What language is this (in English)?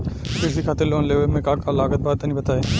Bhojpuri